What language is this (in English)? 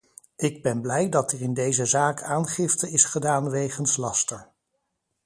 Dutch